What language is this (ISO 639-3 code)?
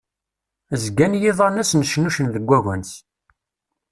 kab